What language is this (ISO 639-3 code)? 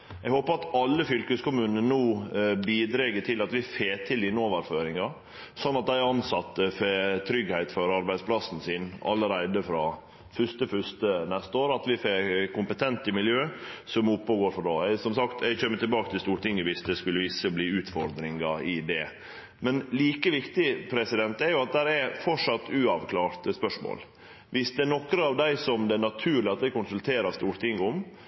nno